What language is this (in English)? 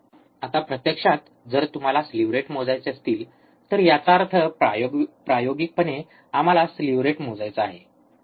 Marathi